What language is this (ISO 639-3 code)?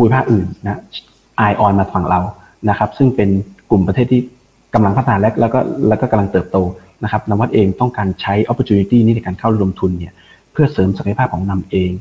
tha